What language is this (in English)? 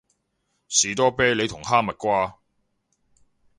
Cantonese